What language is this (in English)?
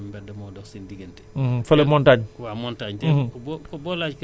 Wolof